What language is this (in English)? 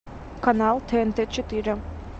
Russian